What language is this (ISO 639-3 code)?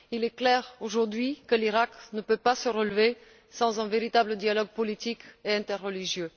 fra